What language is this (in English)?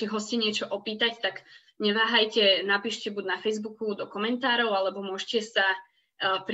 Slovak